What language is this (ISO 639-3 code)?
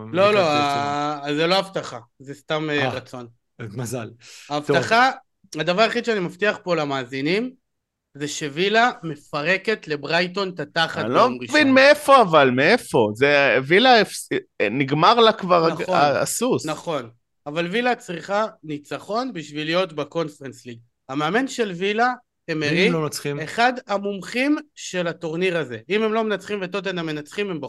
heb